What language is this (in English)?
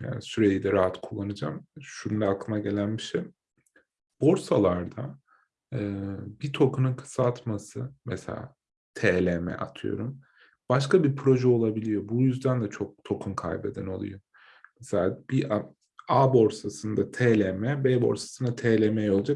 Turkish